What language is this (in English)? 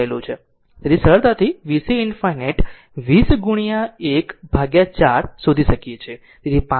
Gujarati